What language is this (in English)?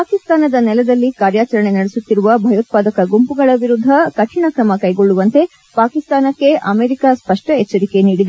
Kannada